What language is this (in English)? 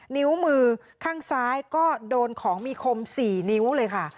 Thai